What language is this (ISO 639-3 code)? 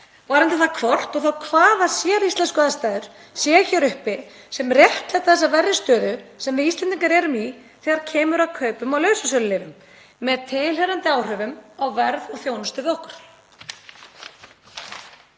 isl